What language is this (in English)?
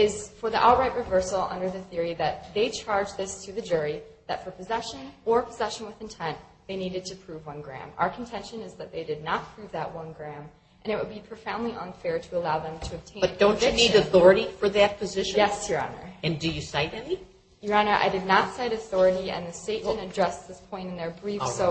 English